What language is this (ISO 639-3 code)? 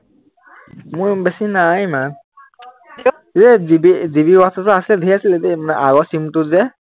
asm